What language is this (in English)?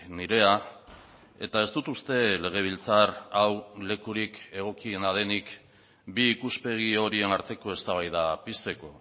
Basque